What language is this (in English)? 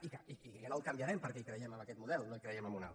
Catalan